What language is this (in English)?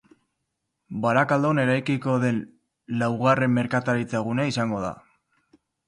Basque